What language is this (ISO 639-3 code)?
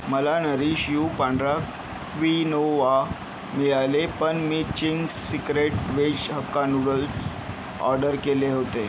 mar